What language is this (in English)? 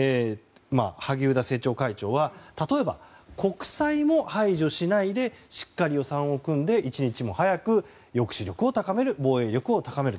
Japanese